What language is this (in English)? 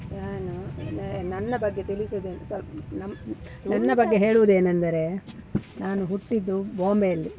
Kannada